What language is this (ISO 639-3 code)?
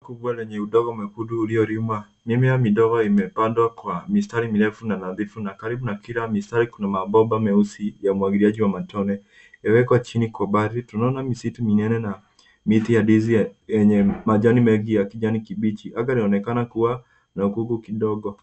swa